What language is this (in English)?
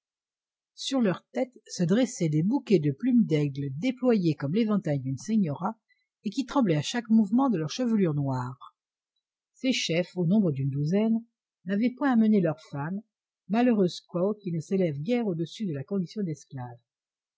French